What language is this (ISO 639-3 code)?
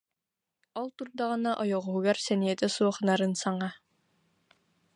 sah